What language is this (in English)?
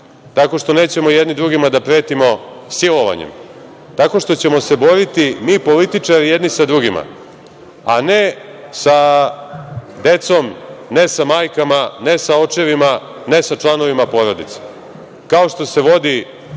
Serbian